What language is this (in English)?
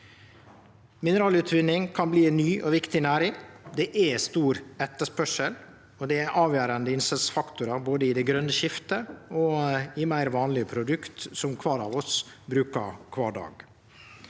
Norwegian